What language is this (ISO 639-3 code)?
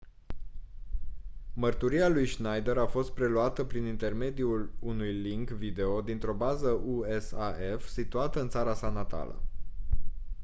ron